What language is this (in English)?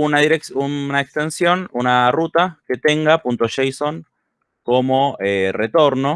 Spanish